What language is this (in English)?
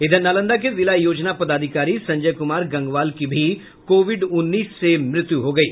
Hindi